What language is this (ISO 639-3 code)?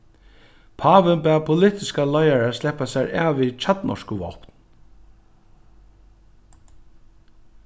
fao